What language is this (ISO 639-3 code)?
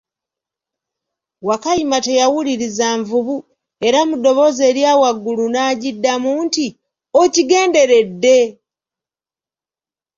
lug